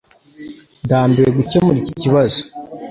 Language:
Kinyarwanda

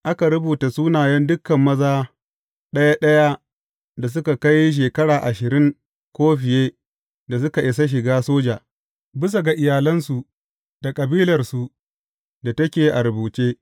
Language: Hausa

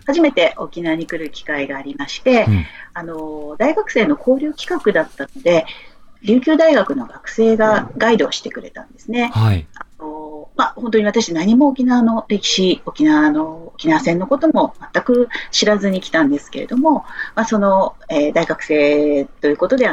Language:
Japanese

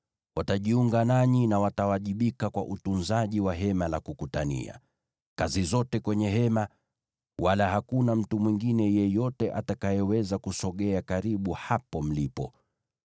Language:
Swahili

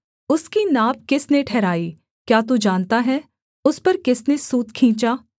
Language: Hindi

